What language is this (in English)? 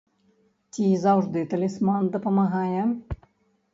Belarusian